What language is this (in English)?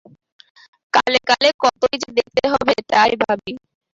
Bangla